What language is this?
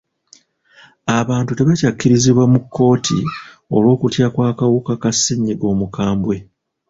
Ganda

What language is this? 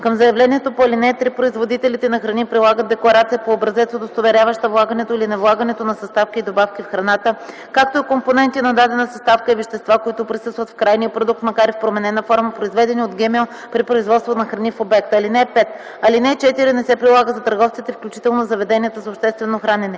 Bulgarian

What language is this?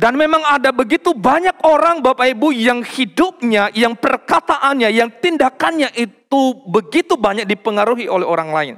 Indonesian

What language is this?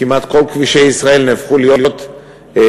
Hebrew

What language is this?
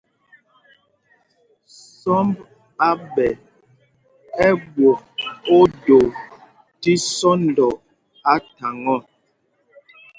Mpumpong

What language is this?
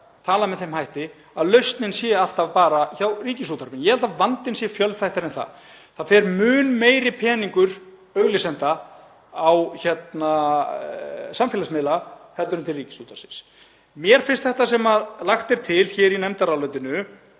Icelandic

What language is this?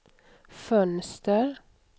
Swedish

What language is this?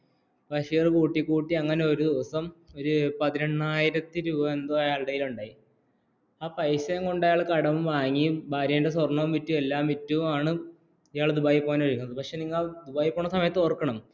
Malayalam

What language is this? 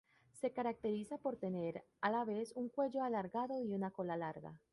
Spanish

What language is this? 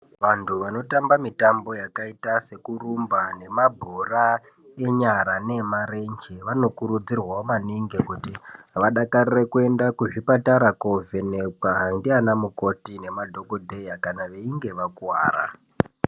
Ndau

